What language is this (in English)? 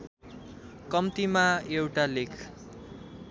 Nepali